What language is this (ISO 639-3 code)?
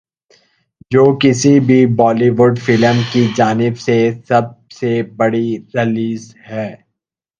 urd